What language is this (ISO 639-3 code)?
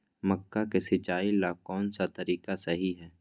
mag